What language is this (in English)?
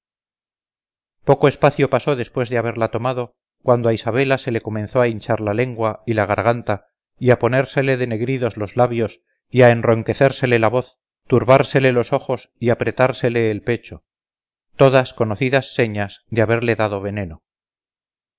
Spanish